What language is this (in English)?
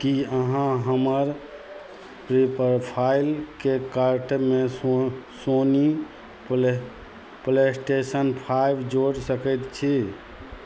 Maithili